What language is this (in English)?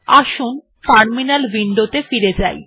Bangla